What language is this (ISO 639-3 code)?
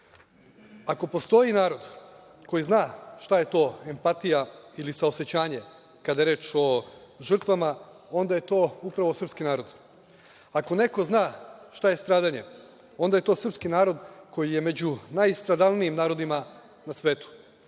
srp